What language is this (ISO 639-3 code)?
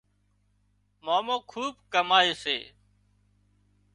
kxp